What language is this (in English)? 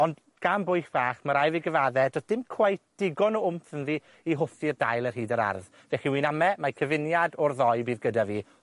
Welsh